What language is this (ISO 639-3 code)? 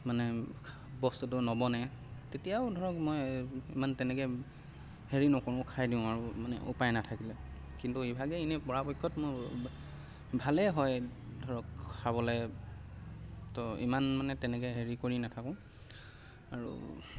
asm